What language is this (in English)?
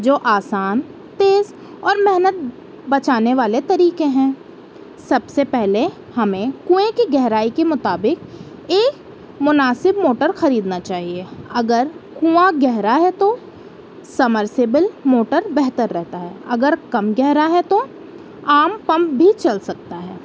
Urdu